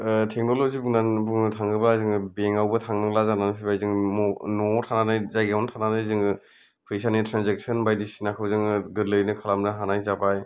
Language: Bodo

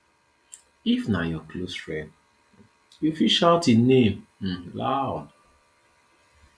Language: Nigerian Pidgin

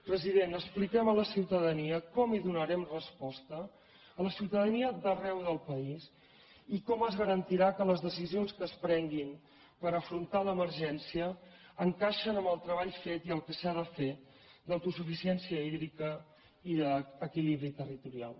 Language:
Catalan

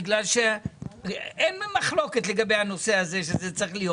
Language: Hebrew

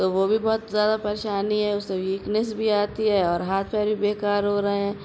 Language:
Urdu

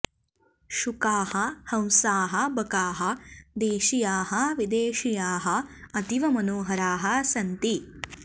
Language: Sanskrit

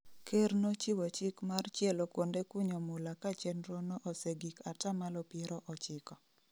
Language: Luo (Kenya and Tanzania)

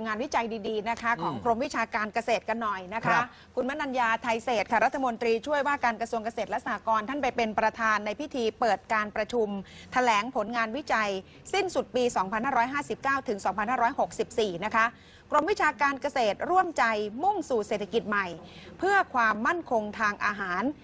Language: Thai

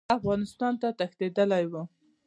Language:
Pashto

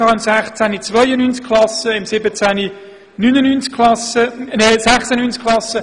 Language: Swiss German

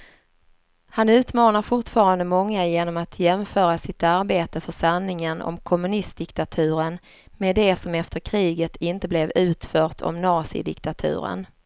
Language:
Swedish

